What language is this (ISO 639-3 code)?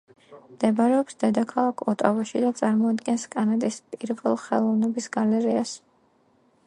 kat